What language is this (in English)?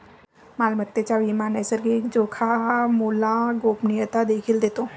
Marathi